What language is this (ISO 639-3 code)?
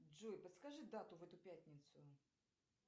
rus